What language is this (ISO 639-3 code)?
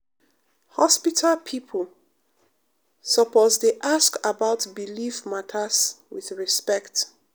pcm